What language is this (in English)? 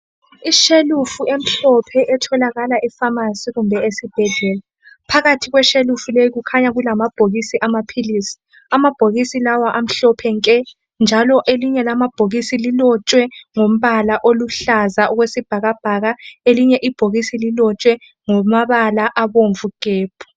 North Ndebele